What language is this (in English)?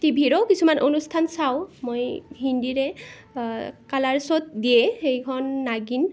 Assamese